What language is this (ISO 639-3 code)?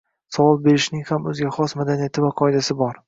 uzb